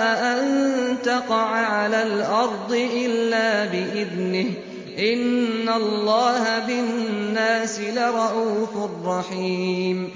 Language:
Arabic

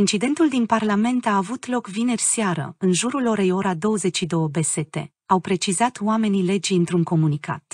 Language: Romanian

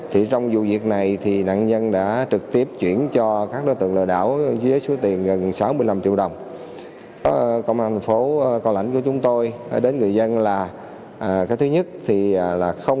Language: Vietnamese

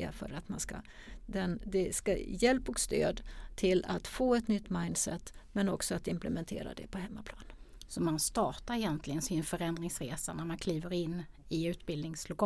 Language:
Swedish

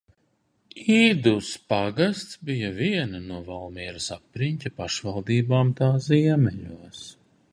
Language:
Latvian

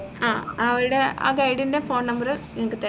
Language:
Malayalam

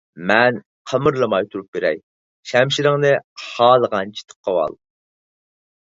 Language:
Uyghur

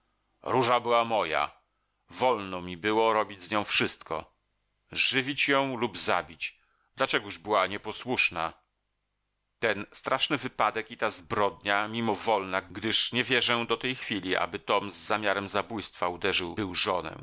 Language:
Polish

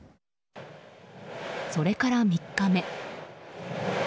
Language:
Japanese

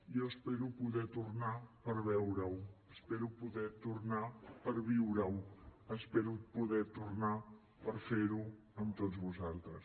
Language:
Catalan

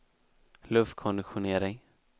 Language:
Swedish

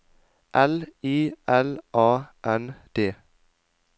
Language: Norwegian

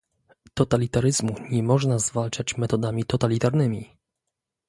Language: Polish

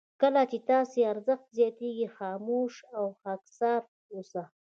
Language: Pashto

